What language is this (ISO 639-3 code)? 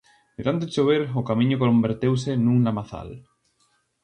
glg